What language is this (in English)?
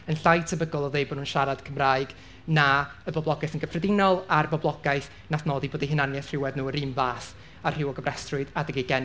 Welsh